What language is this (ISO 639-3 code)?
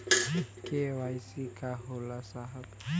bho